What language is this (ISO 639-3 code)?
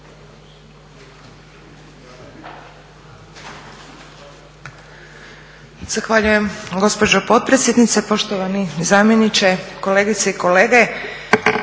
hrv